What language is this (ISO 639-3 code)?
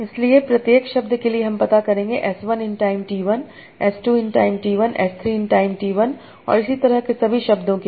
hin